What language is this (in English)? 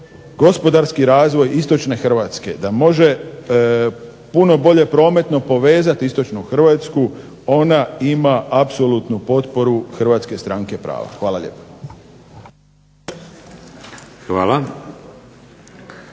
Croatian